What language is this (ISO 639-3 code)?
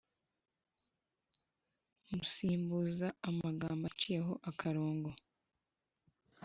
kin